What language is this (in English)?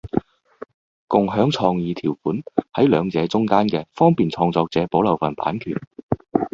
Cantonese